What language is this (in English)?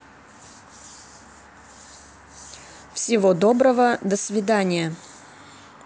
Russian